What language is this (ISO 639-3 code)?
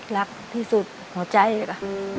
tha